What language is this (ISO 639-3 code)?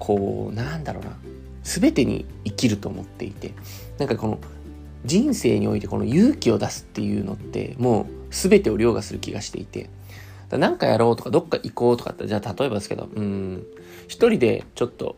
jpn